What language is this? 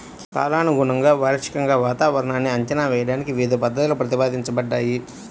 Telugu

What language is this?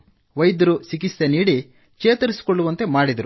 Kannada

